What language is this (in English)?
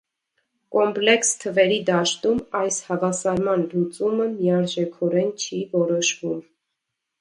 Armenian